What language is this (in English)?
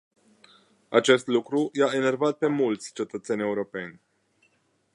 Romanian